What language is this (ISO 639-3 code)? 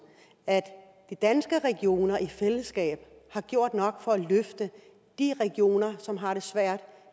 dan